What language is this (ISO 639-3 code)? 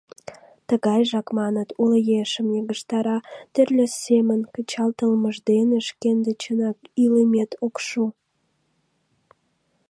chm